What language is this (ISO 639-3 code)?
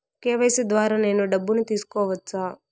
tel